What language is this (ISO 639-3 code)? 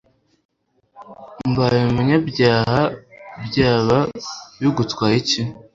kin